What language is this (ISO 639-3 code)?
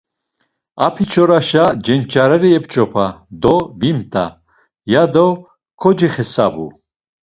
lzz